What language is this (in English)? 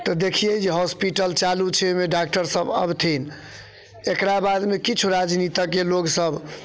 Maithili